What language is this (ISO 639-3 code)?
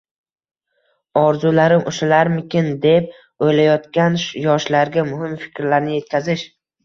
uzb